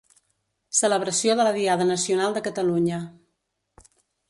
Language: Catalan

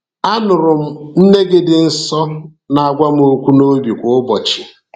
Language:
Igbo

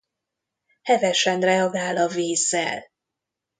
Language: Hungarian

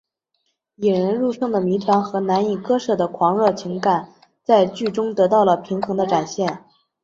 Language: Chinese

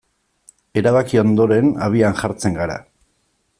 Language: Basque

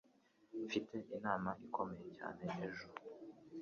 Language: Kinyarwanda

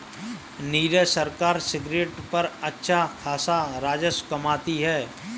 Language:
Hindi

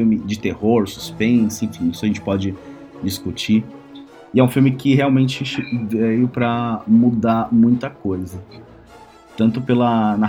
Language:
Portuguese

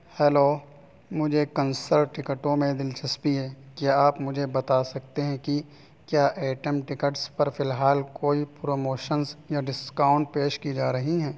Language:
Urdu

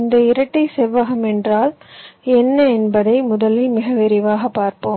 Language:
Tamil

